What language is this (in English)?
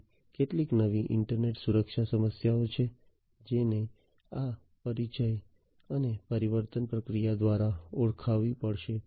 Gujarati